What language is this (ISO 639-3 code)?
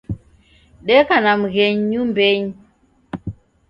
dav